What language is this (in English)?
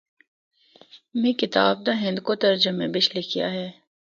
Northern Hindko